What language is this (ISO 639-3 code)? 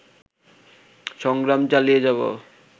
ben